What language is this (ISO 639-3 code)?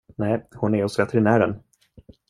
swe